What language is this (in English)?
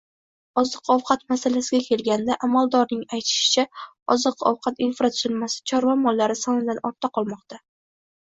Uzbek